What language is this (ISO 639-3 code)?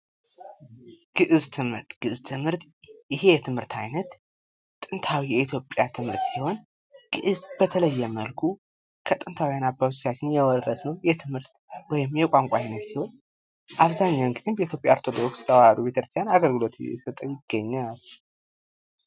amh